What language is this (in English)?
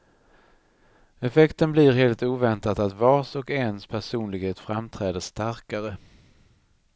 Swedish